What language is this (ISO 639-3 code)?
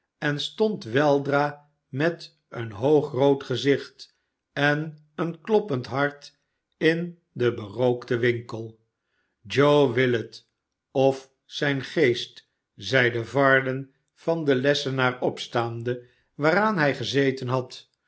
nld